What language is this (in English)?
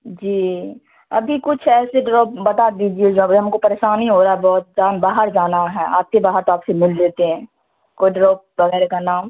Urdu